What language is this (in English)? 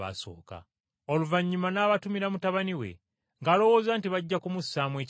Ganda